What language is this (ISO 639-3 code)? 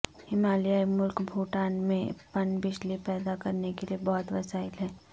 urd